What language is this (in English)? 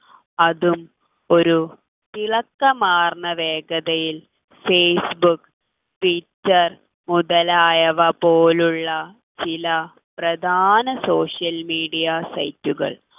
Malayalam